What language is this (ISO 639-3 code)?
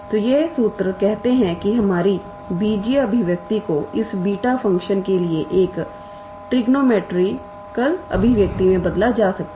hin